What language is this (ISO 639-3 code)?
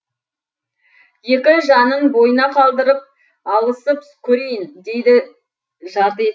kaz